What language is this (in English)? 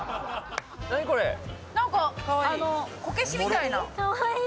Japanese